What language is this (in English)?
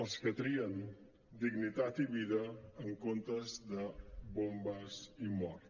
Catalan